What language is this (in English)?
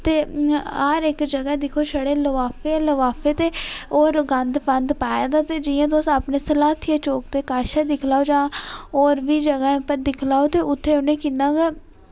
Dogri